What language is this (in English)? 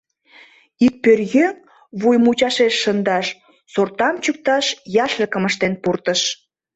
Mari